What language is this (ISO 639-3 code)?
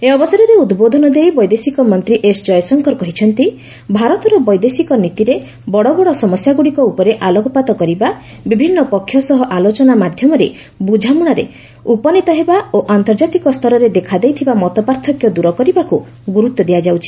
ori